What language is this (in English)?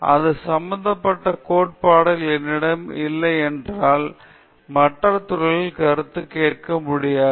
Tamil